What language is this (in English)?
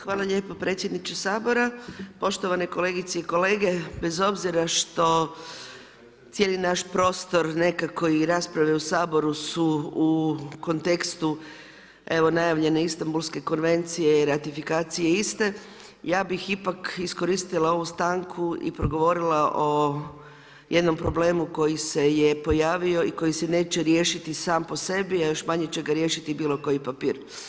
Croatian